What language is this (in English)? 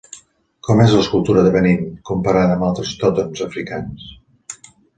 Catalan